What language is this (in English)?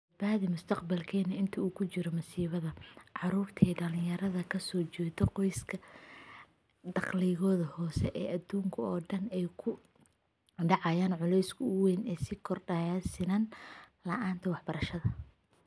Somali